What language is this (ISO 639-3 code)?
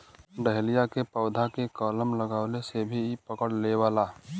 bho